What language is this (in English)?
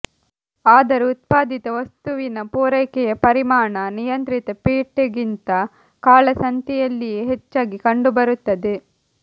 Kannada